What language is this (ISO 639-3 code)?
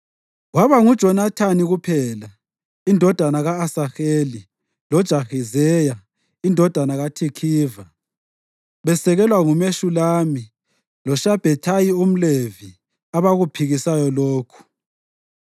nde